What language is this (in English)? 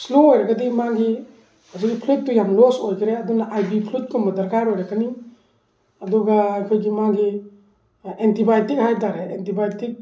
Manipuri